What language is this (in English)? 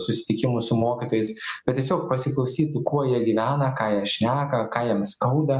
Lithuanian